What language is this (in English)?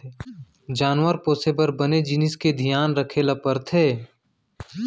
Chhattisgarhi